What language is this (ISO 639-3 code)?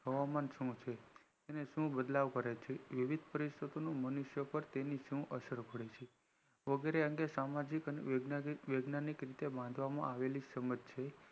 guj